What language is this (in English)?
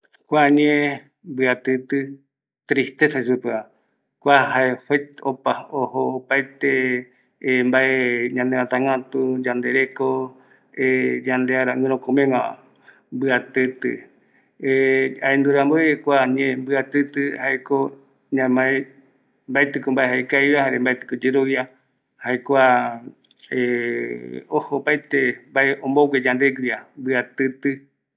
Eastern Bolivian Guaraní